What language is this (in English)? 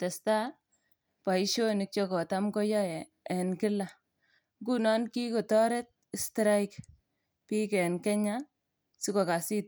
Kalenjin